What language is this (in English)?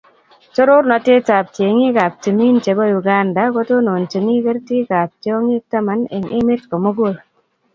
Kalenjin